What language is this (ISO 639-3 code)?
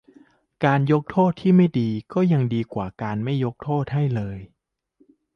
tha